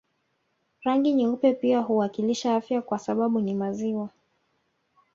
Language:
Swahili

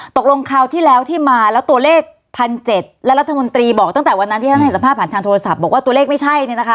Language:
Thai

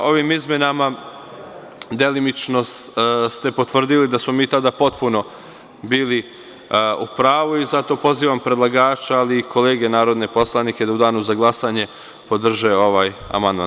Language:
Serbian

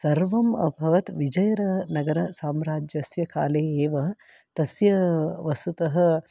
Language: Sanskrit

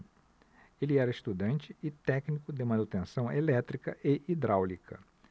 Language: Portuguese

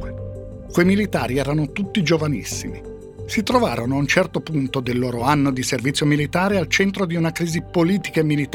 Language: Italian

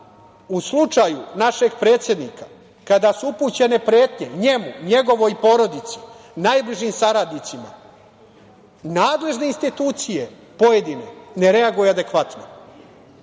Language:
Serbian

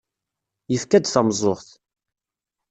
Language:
Kabyle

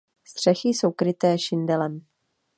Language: Czech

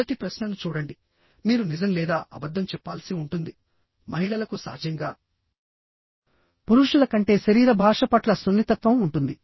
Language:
Telugu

